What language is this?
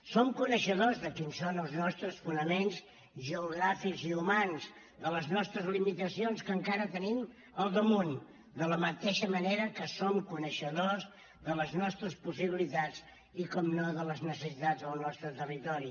Catalan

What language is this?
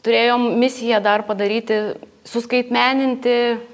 Lithuanian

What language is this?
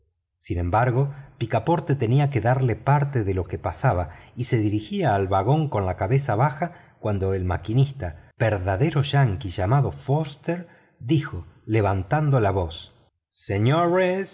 Spanish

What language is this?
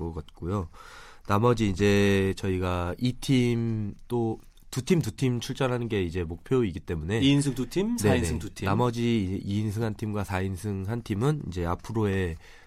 Korean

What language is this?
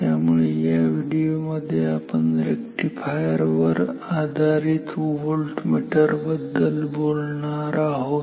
Marathi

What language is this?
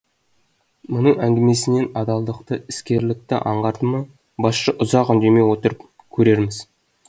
Kazakh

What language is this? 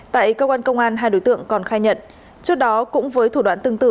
Vietnamese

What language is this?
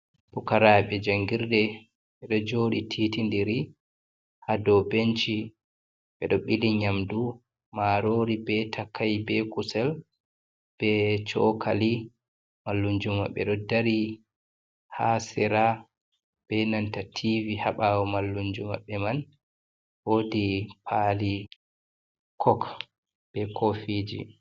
Fula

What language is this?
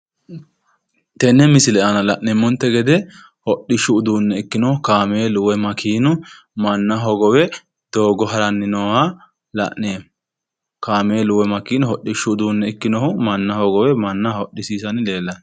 Sidamo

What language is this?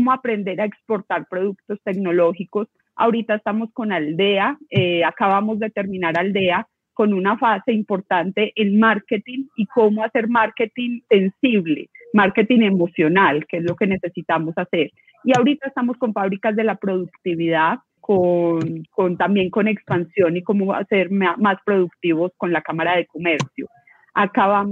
Spanish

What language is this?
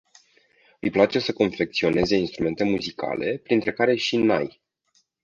Romanian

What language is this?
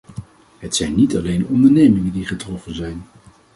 Dutch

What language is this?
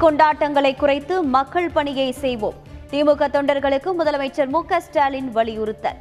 Tamil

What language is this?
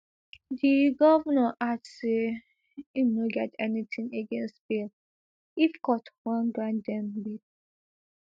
Nigerian Pidgin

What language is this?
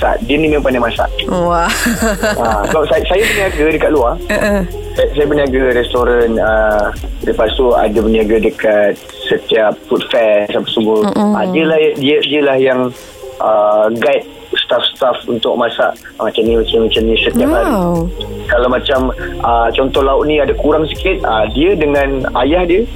Malay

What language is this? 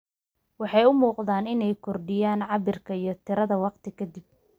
Somali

